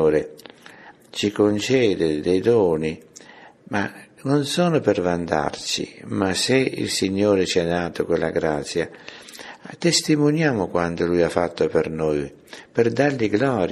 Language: Italian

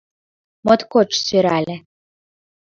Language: Mari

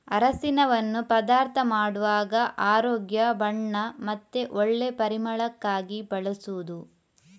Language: Kannada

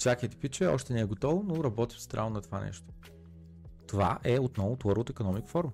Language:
Bulgarian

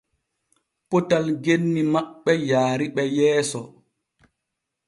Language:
Borgu Fulfulde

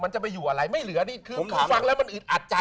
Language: Thai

